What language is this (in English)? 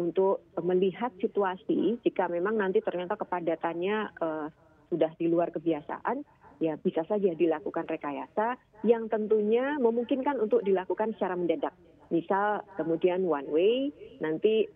Indonesian